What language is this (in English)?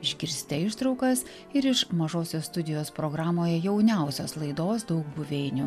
Lithuanian